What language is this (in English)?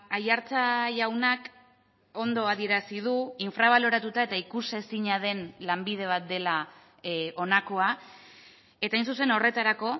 Basque